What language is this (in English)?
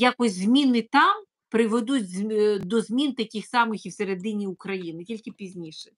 Ukrainian